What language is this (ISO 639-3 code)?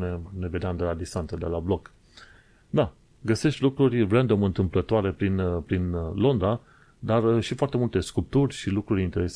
ron